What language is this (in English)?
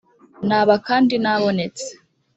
Kinyarwanda